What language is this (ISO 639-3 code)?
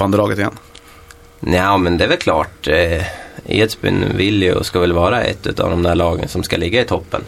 swe